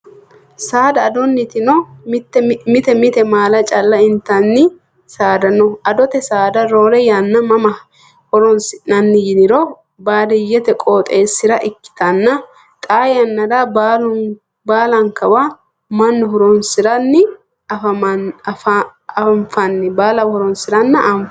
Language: Sidamo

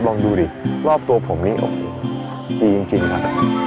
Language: Thai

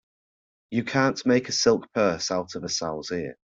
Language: English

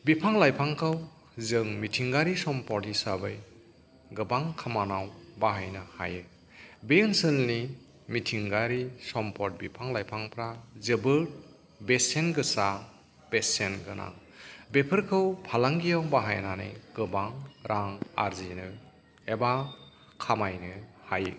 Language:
Bodo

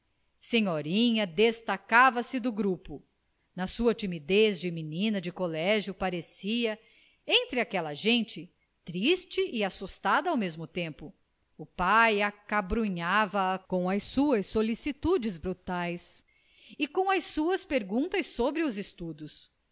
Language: Portuguese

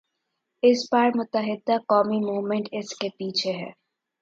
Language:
Urdu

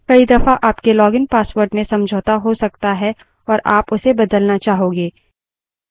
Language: Hindi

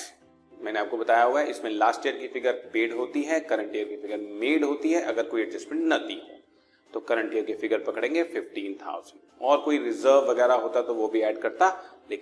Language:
Hindi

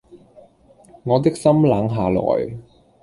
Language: Cantonese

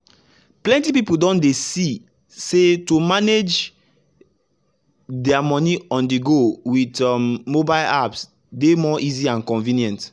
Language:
Nigerian Pidgin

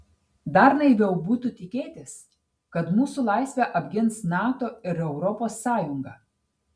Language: Lithuanian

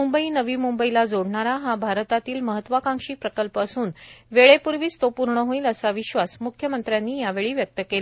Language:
Marathi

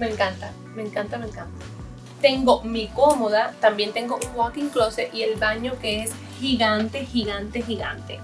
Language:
Spanish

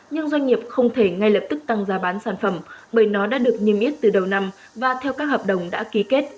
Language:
Vietnamese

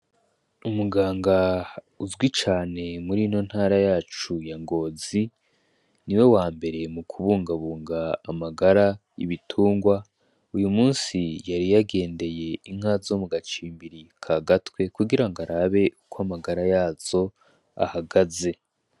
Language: Rundi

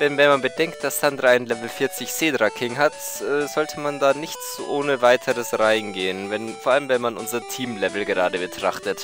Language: German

